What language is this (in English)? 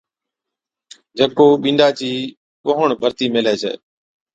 Od